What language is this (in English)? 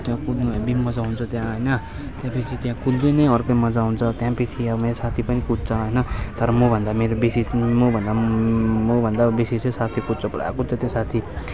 Nepali